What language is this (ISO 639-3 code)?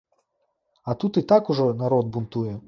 bel